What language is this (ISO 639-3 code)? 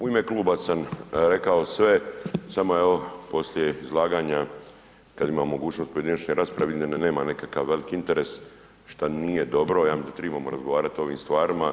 hrv